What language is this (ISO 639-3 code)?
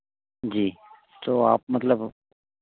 hin